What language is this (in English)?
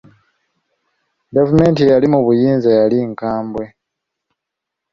Ganda